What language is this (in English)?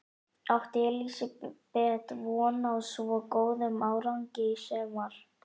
Icelandic